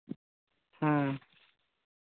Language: Santali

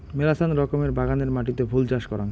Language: Bangla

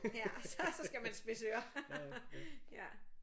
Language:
Danish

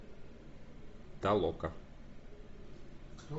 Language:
Russian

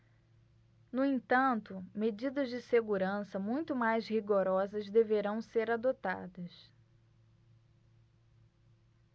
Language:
Portuguese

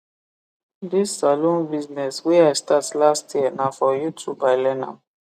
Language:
Nigerian Pidgin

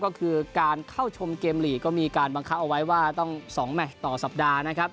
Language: Thai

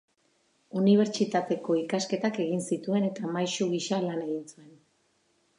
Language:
Basque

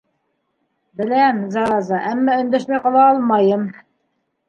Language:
Bashkir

